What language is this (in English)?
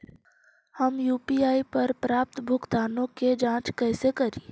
Magahi